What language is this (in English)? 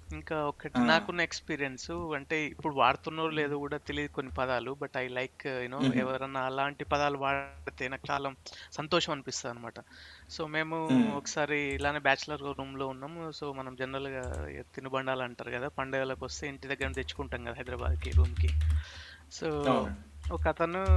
Telugu